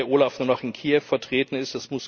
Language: German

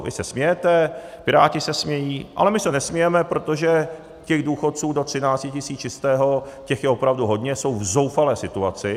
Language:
Czech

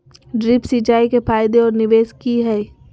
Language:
Magahi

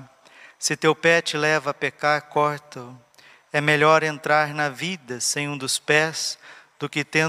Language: Portuguese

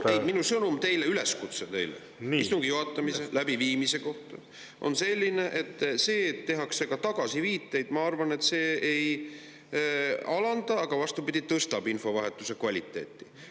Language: Estonian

